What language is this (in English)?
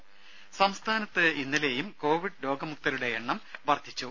Malayalam